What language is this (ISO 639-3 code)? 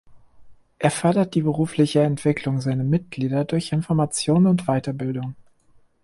deu